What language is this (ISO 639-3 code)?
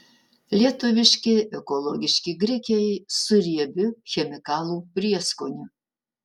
lit